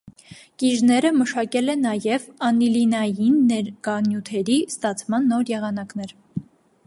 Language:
Armenian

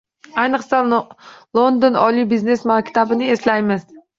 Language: Uzbek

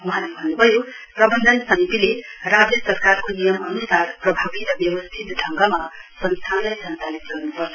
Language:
Nepali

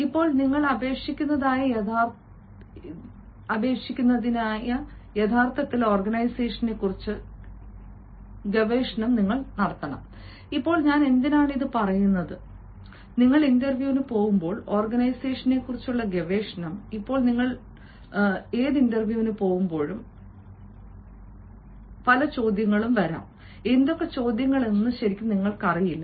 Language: Malayalam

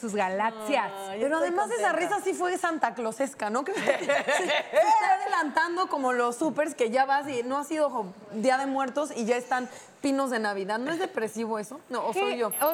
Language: Spanish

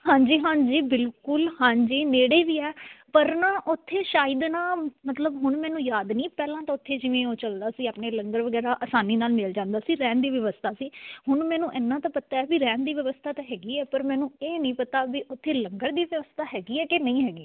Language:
Punjabi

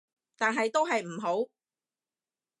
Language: Cantonese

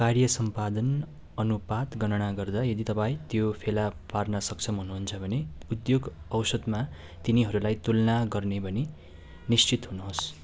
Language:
Nepali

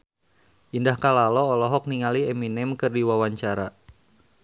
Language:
Sundanese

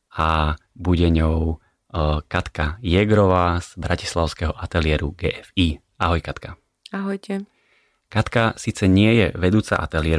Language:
Slovak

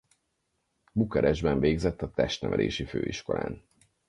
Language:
Hungarian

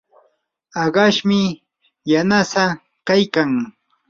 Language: Yanahuanca Pasco Quechua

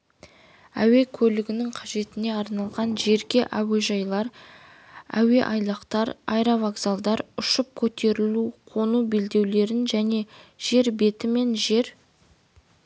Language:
Kazakh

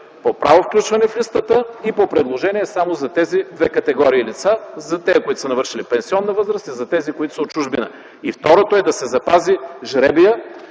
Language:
Bulgarian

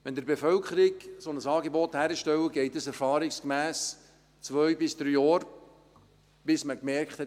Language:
Swiss German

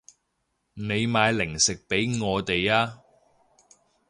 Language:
Cantonese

